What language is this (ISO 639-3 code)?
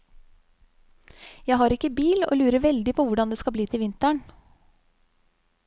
nor